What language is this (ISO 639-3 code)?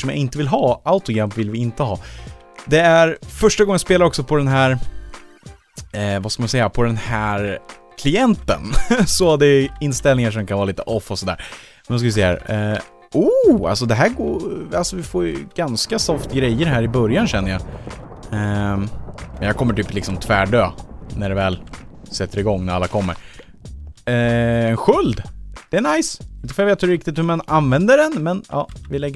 swe